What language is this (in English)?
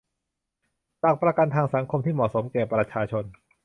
Thai